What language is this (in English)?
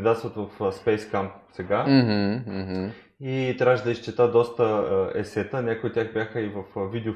Bulgarian